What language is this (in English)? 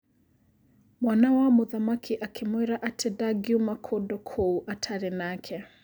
Kikuyu